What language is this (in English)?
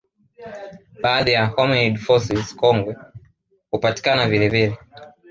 Swahili